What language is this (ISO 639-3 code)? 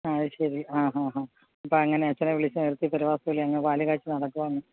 mal